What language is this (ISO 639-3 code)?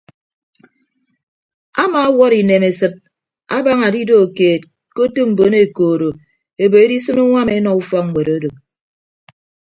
ibb